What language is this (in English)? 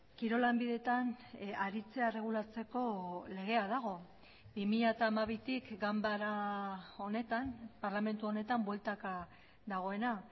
Basque